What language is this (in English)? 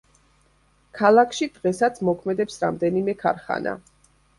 Georgian